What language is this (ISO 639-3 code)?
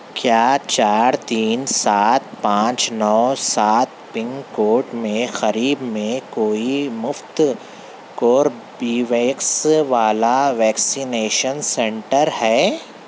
urd